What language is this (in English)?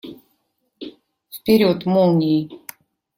Russian